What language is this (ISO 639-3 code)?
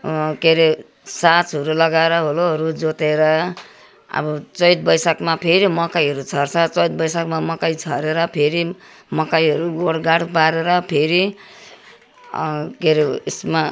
nep